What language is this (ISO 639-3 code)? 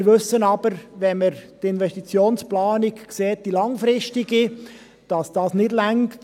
gsw